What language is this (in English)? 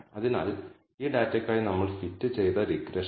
Malayalam